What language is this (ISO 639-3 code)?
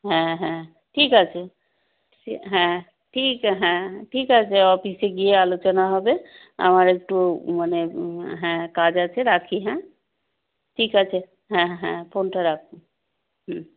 ben